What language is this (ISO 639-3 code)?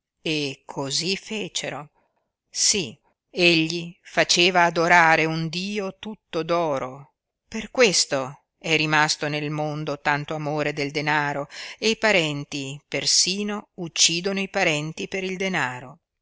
ita